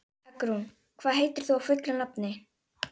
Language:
Icelandic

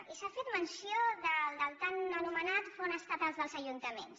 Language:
Catalan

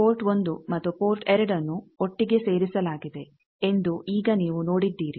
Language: Kannada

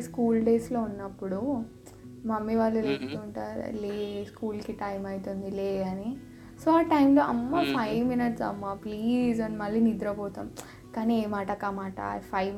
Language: Telugu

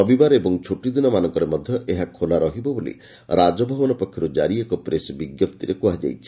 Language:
Odia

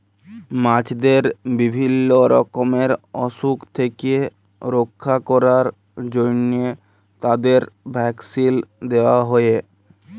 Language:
Bangla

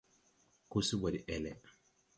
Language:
Tupuri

